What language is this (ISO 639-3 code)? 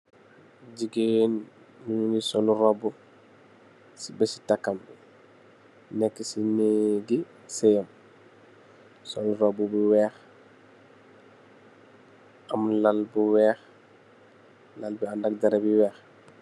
wol